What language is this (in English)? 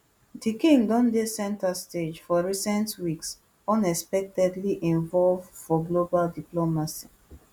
Nigerian Pidgin